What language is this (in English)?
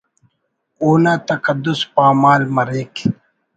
Brahui